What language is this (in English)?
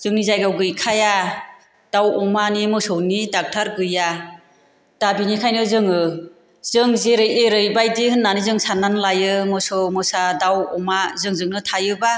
Bodo